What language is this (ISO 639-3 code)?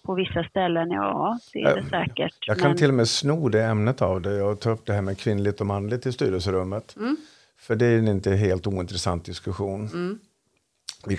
swe